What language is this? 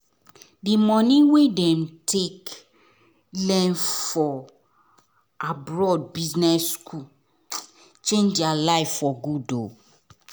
Nigerian Pidgin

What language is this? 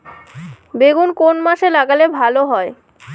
Bangla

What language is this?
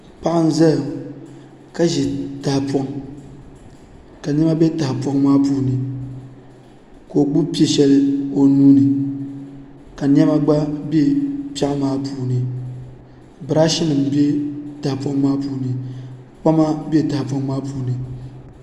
Dagbani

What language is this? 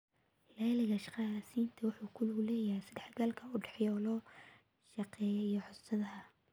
Somali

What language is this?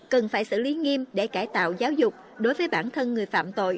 Vietnamese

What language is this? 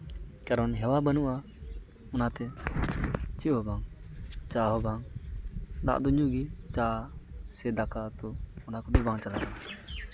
Santali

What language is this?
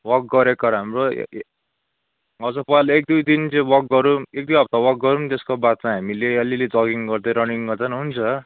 Nepali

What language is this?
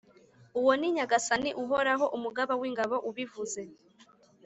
Kinyarwanda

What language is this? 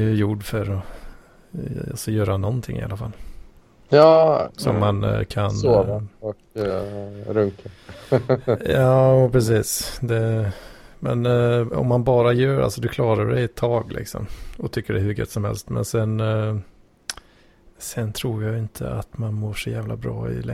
Swedish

